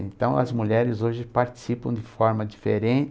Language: Portuguese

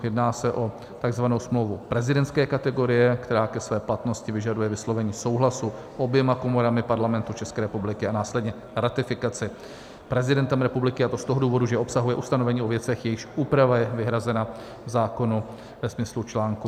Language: Czech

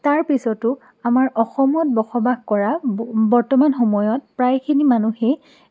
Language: Assamese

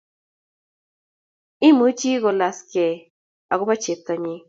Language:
Kalenjin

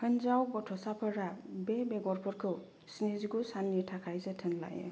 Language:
Bodo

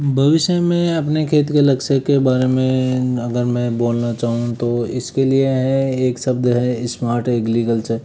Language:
Hindi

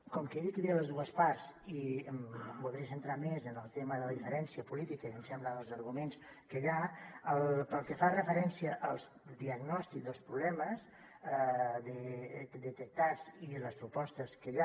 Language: Catalan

